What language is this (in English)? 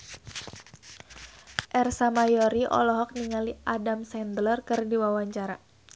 Sundanese